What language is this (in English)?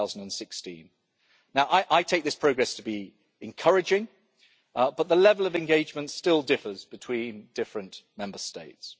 English